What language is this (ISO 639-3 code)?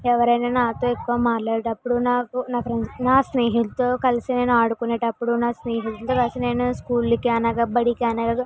tel